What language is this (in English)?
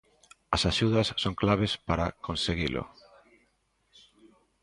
Galician